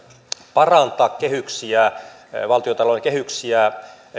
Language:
Finnish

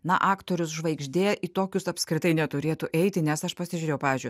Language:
Lithuanian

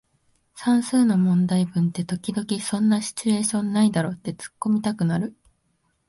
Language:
Japanese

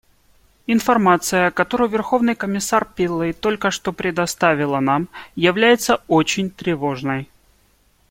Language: Russian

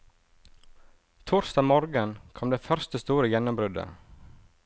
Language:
Norwegian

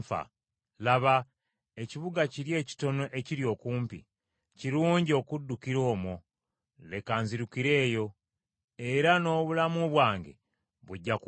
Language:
Ganda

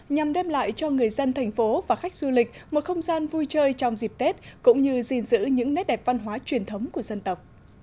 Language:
Vietnamese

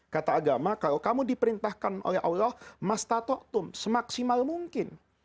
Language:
Indonesian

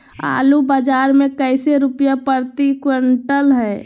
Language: Magahi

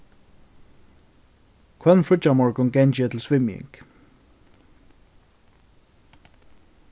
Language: Faroese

